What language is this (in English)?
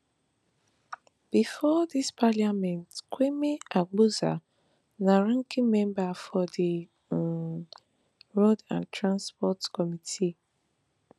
Nigerian Pidgin